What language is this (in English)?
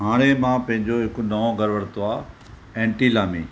Sindhi